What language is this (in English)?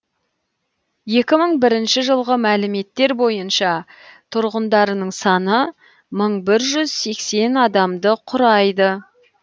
Kazakh